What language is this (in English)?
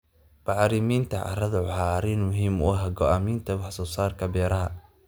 Somali